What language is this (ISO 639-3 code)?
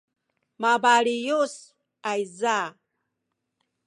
szy